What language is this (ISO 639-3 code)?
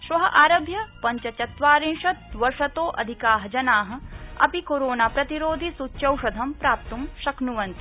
san